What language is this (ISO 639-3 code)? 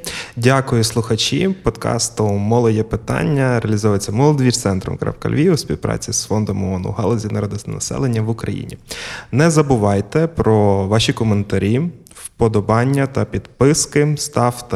ukr